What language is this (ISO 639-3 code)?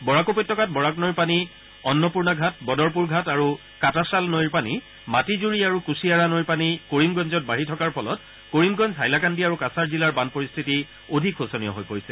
asm